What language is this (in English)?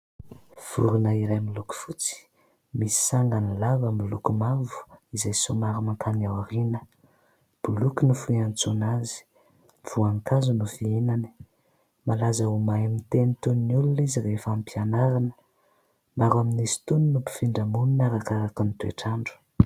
Malagasy